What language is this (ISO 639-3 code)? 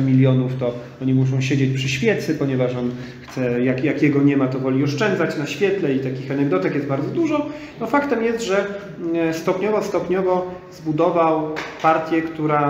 pol